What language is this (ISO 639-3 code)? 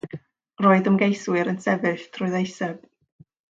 cym